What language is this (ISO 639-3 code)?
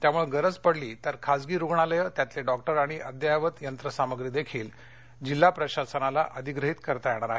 mar